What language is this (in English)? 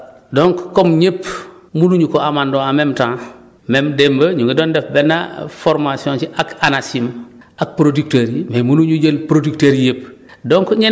Wolof